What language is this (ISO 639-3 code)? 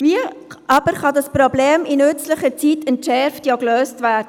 gsw